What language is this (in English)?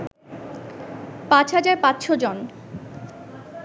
Bangla